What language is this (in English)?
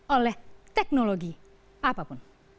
Indonesian